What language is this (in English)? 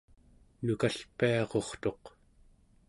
Central Yupik